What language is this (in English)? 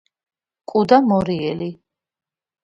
Georgian